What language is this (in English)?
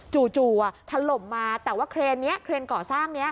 Thai